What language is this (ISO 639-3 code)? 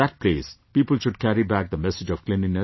eng